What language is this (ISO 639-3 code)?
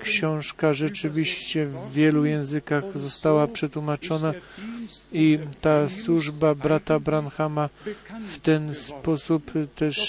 pol